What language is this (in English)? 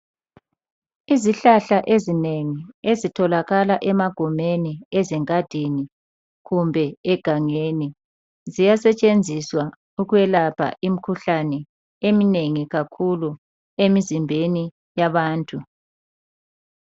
North Ndebele